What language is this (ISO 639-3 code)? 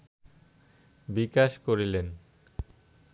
ben